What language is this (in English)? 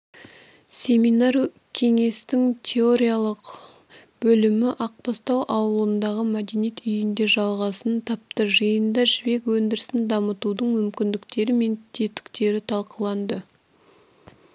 Kazakh